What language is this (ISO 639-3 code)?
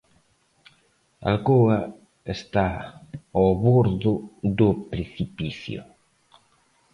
glg